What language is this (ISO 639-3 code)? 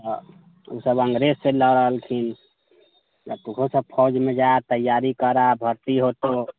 mai